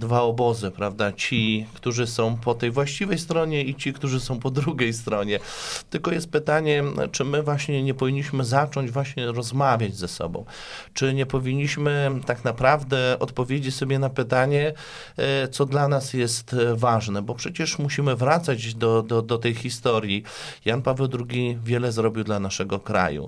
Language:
Polish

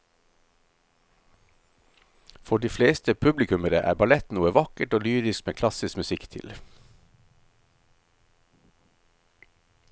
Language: Norwegian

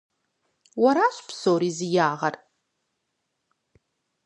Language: Kabardian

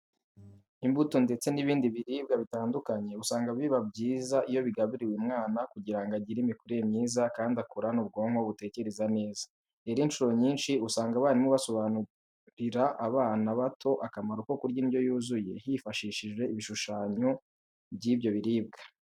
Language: Kinyarwanda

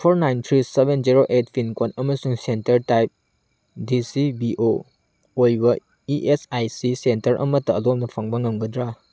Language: Manipuri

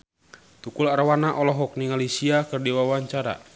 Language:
Sundanese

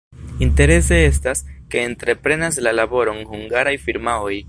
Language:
Esperanto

